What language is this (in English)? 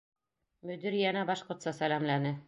Bashkir